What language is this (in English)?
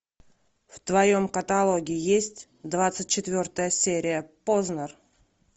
Russian